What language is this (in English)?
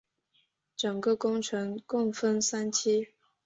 Chinese